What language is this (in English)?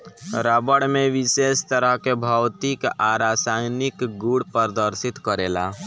Bhojpuri